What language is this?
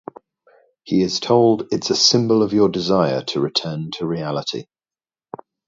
English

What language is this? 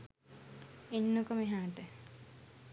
Sinhala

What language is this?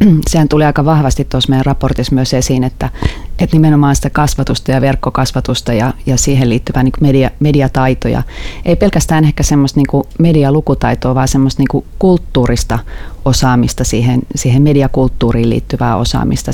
Finnish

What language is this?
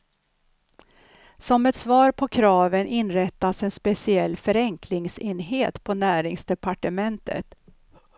Swedish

